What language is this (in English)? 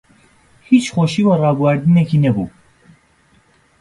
Central Kurdish